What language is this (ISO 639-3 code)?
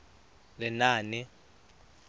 tsn